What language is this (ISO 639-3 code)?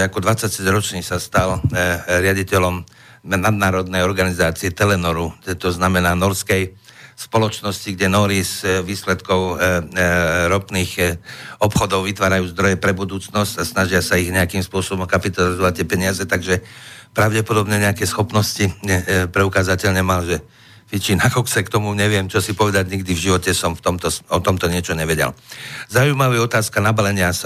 slk